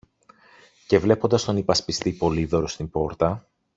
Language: Greek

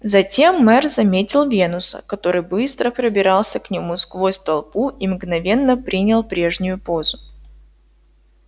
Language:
Russian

